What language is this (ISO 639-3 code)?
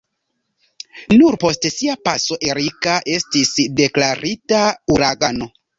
epo